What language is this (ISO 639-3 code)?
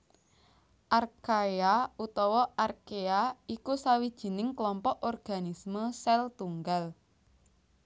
jav